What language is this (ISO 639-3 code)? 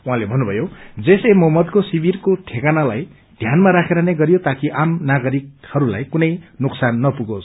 nep